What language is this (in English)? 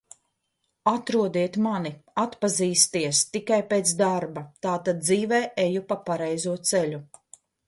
Latvian